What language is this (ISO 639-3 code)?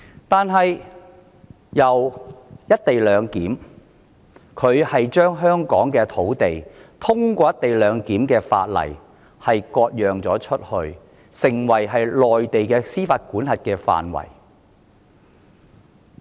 yue